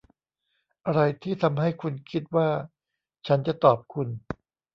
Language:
Thai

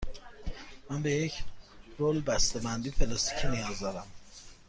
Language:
Persian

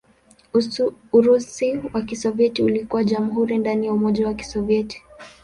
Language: Swahili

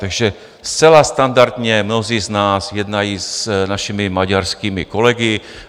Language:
Czech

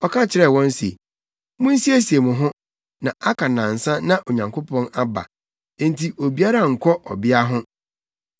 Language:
Akan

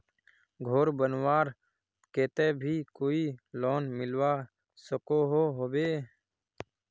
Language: Magahi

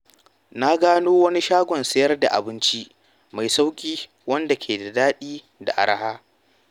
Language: Hausa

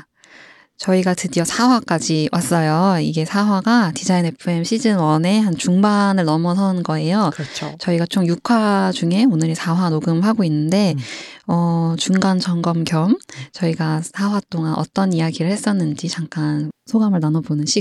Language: Korean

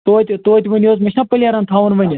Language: Kashmiri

